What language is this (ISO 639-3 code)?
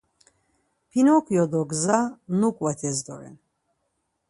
lzz